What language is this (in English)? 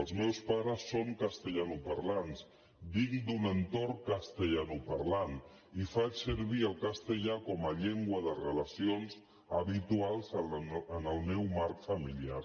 Catalan